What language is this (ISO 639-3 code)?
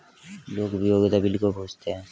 hin